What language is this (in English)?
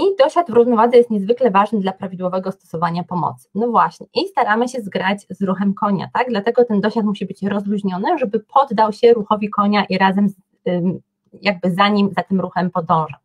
Polish